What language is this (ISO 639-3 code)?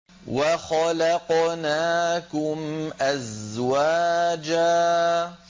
ara